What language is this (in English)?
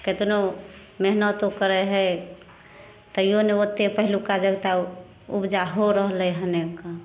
Maithili